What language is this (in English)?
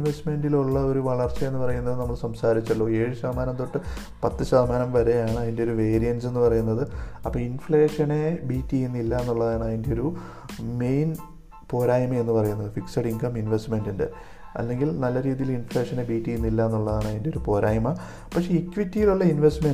Malayalam